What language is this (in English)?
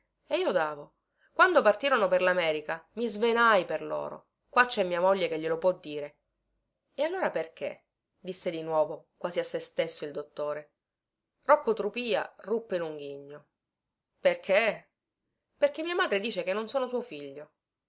Italian